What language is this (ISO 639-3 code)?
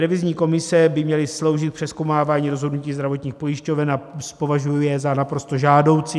ces